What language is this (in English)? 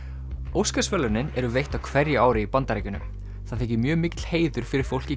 Icelandic